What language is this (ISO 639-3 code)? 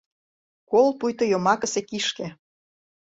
chm